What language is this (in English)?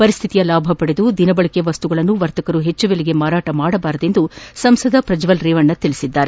Kannada